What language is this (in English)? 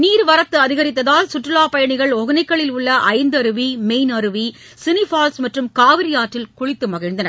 Tamil